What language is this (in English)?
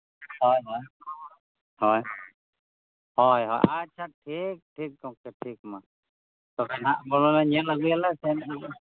Santali